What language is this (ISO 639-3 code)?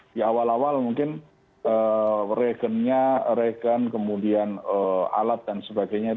ind